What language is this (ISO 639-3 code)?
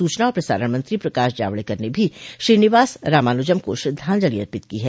hin